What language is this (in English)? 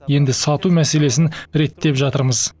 Kazakh